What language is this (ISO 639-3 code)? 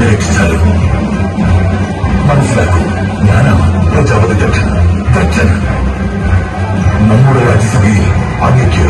ara